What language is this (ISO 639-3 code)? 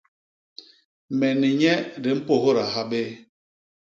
bas